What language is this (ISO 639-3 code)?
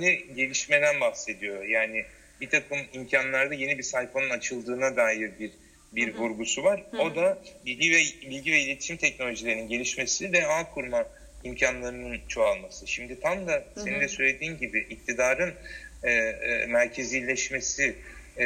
tur